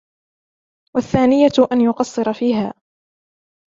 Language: Arabic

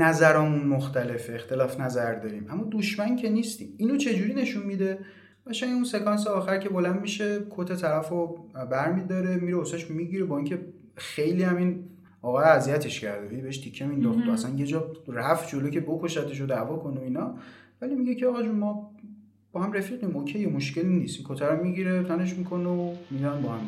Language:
Persian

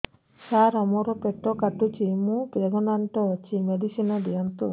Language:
Odia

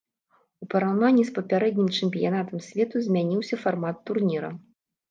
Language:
Belarusian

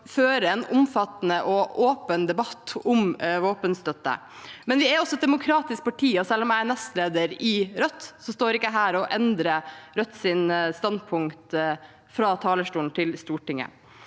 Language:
Norwegian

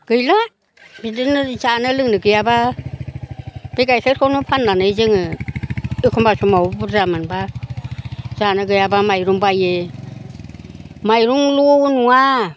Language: Bodo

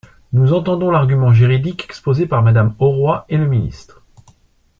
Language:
French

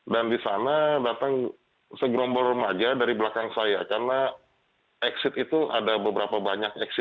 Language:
Indonesian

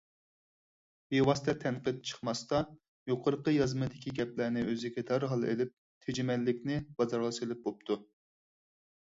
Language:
Uyghur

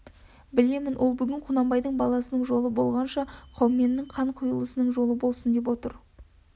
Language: Kazakh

